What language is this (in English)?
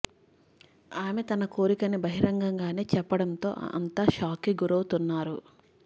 Telugu